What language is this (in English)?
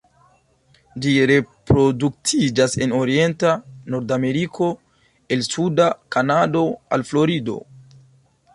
Esperanto